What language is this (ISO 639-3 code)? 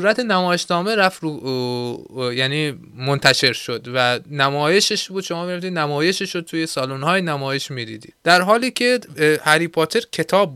fas